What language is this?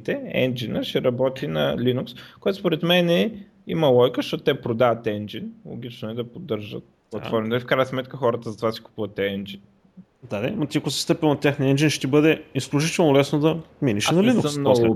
Bulgarian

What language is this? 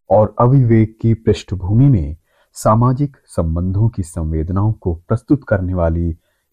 Hindi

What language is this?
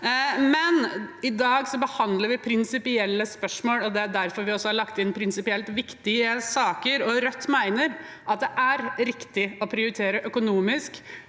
Norwegian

